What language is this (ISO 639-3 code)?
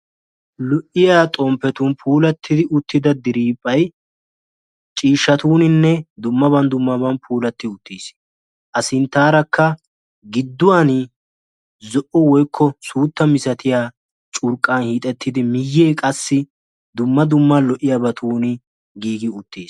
wal